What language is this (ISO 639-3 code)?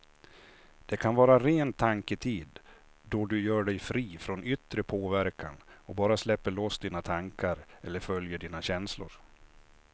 swe